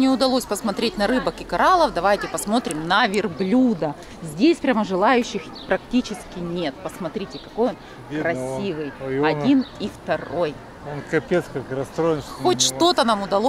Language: Russian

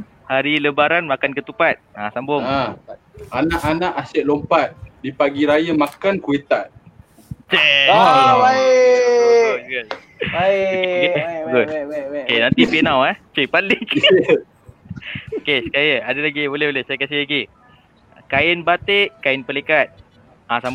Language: Malay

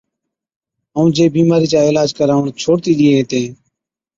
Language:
Od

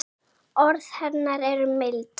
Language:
Icelandic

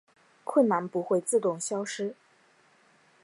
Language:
Chinese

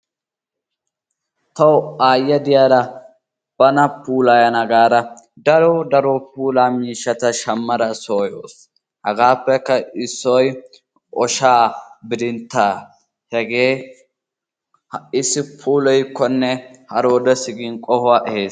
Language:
Wolaytta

